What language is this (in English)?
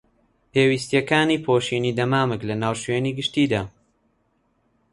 Central Kurdish